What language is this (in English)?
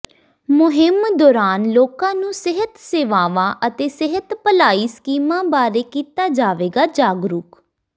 Punjabi